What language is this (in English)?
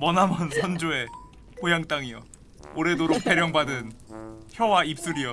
Korean